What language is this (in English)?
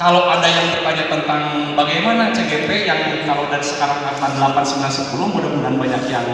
Indonesian